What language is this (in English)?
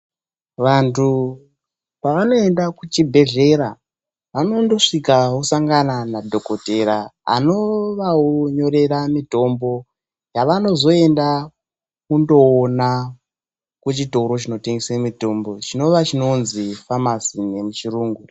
Ndau